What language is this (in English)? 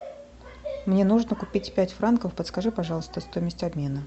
Russian